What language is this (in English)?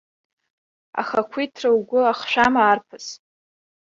Abkhazian